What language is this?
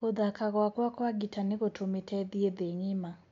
Kikuyu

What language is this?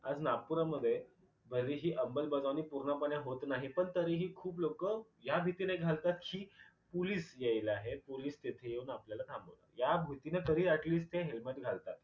Marathi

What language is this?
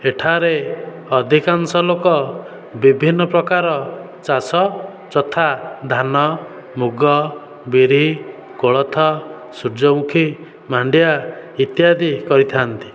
Odia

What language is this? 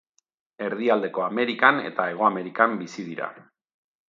Basque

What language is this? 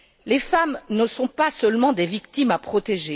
French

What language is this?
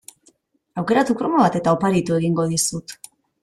Basque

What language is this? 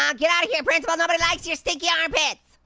English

